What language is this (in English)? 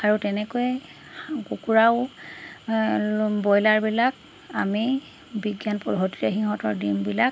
Assamese